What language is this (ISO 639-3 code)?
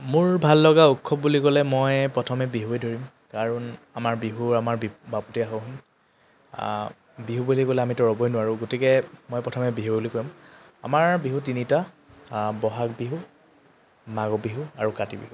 asm